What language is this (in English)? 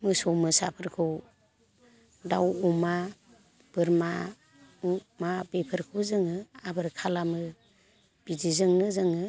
Bodo